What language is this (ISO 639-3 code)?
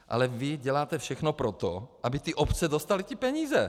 ces